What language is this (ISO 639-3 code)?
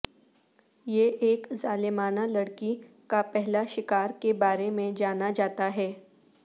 urd